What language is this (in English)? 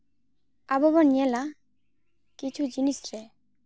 Santali